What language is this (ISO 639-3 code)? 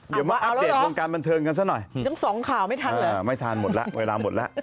tha